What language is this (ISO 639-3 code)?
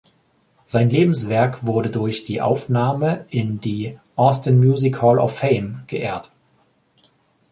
deu